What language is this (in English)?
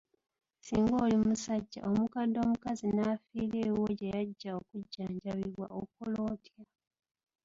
Ganda